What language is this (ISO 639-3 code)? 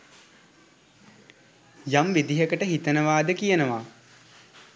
sin